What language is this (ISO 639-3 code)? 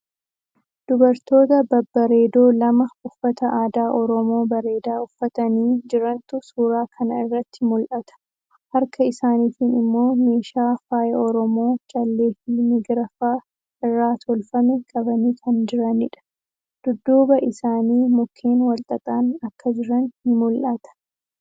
orm